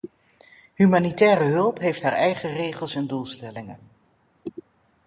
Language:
Dutch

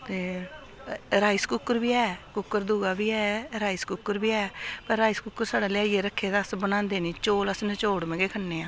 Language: Dogri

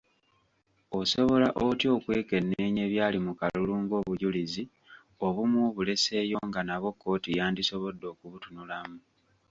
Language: Ganda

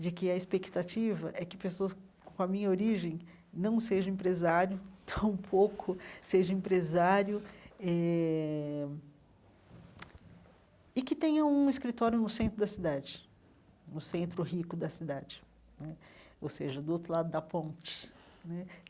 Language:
Portuguese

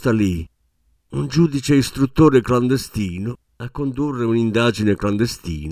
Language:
Italian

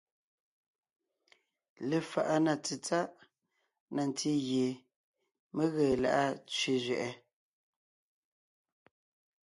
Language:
Ngiemboon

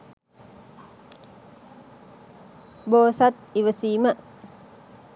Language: Sinhala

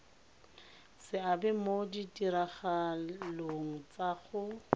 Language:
Tswana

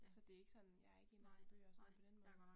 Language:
Danish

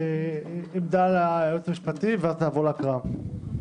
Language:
Hebrew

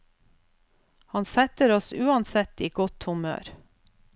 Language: Norwegian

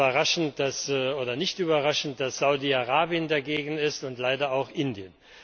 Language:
German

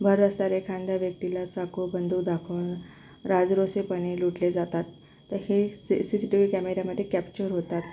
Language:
Marathi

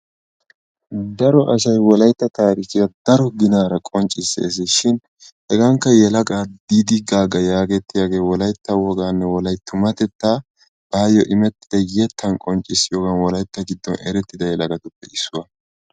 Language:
Wolaytta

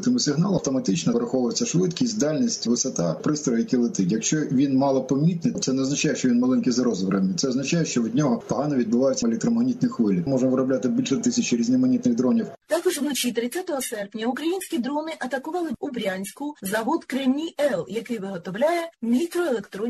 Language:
Ukrainian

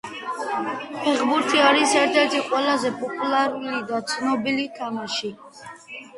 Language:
Georgian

